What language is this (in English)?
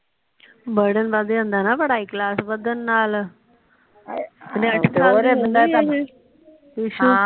Punjabi